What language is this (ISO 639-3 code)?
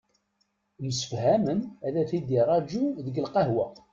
kab